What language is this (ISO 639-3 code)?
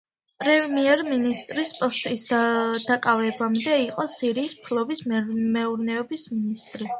kat